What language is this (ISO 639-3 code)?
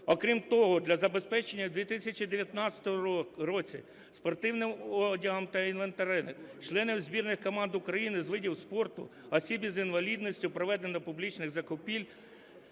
ukr